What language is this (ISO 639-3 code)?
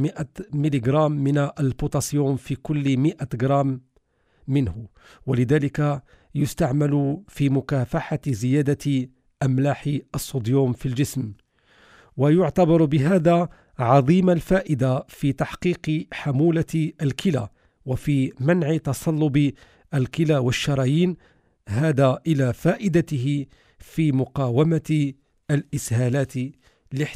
ara